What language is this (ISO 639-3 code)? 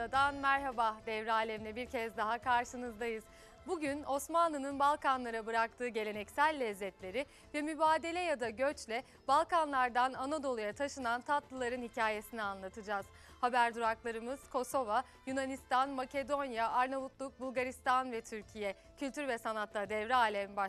tur